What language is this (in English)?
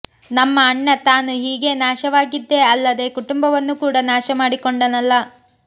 Kannada